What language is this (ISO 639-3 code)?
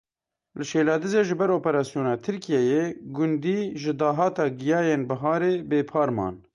kur